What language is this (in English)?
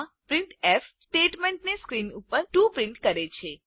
Gujarati